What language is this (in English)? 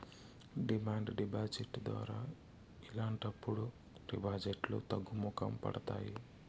Telugu